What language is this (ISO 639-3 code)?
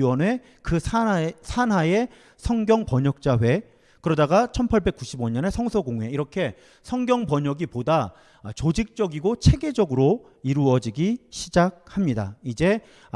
kor